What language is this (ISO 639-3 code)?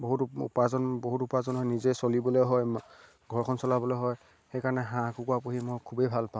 asm